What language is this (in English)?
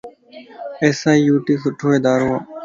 Lasi